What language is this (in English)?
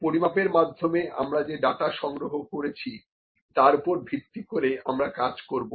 Bangla